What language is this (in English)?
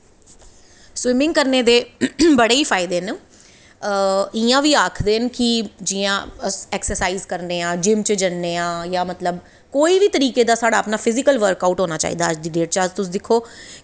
Dogri